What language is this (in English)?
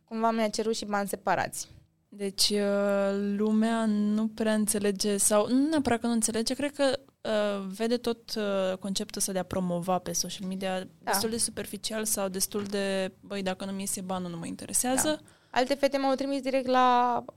Romanian